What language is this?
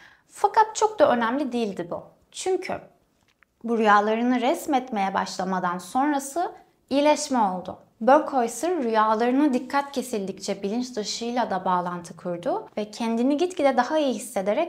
Turkish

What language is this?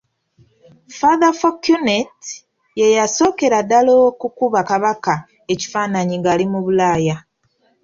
Ganda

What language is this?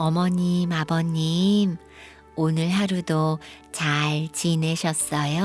Korean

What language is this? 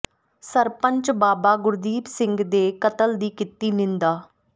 Punjabi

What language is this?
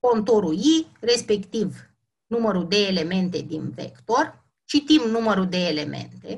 Romanian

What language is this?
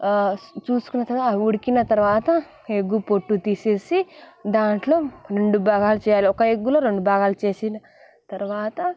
Telugu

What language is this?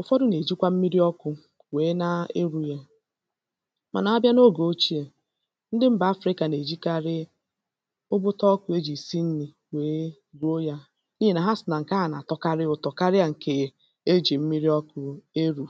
Igbo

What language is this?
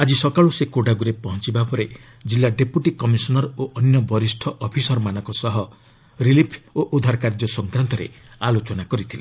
Odia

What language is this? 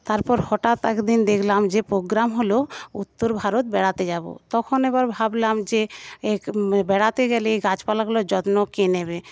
Bangla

